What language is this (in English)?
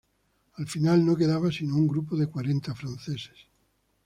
Spanish